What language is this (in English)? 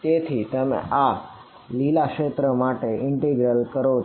Gujarati